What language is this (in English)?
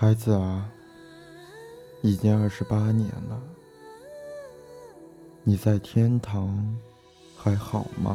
Chinese